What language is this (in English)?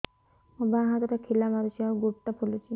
Odia